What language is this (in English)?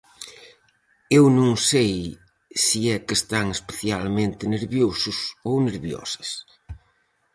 Galician